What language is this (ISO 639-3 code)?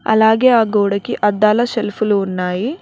tel